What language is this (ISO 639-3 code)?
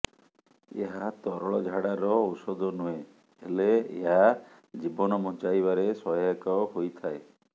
ori